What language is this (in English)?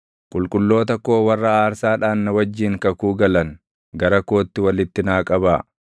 Oromo